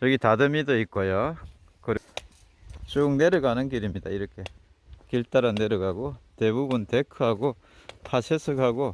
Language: Korean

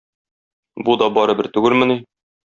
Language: Tatar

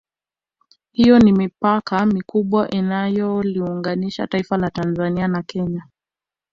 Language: Swahili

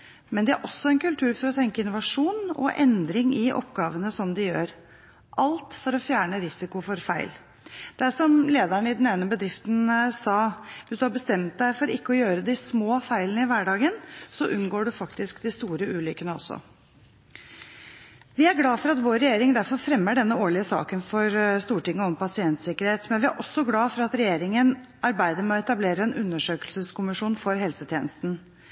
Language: Norwegian Bokmål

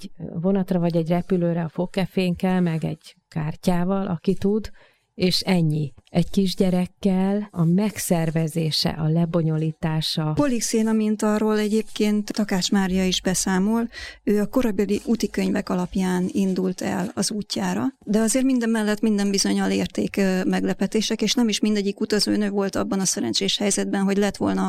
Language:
Hungarian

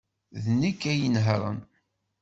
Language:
Kabyle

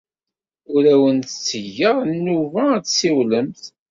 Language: Kabyle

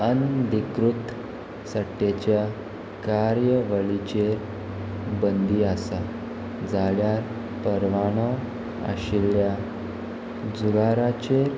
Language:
Konkani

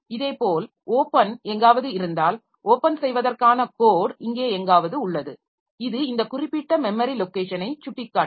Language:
Tamil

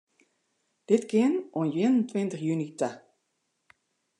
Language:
Western Frisian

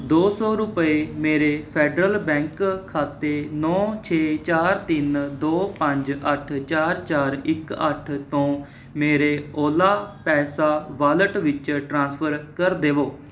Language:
Punjabi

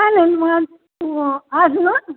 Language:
Marathi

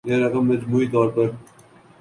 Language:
Urdu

